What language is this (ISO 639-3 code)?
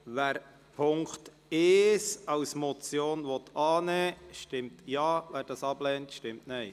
gsw